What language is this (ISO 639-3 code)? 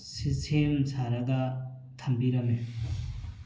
mni